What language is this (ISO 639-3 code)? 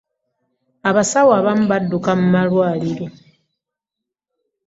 lug